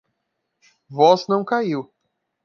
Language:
Portuguese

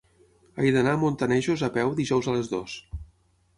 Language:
Catalan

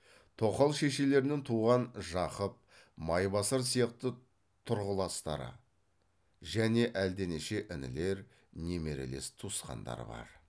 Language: Kazakh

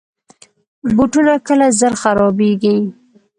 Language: Pashto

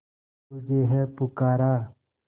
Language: Hindi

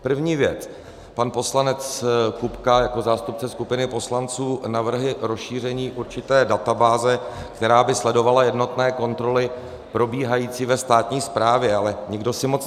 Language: Czech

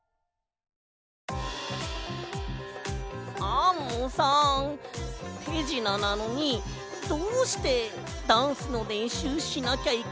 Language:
Japanese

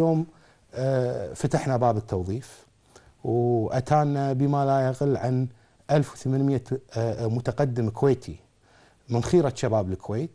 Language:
Arabic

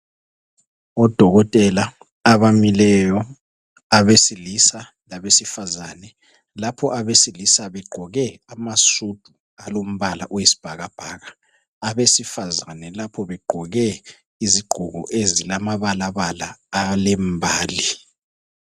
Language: North Ndebele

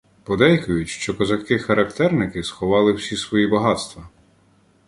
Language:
Ukrainian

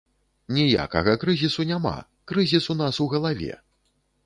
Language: Belarusian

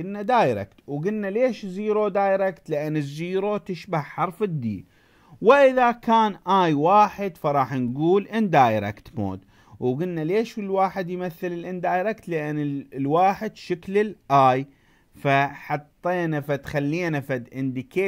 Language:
Arabic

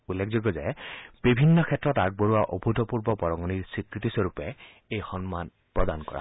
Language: Assamese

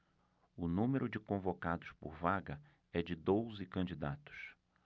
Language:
Portuguese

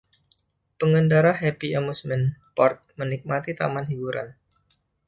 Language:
Indonesian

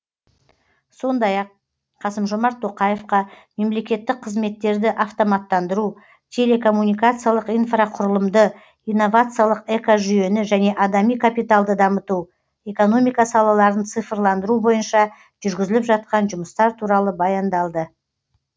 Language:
Kazakh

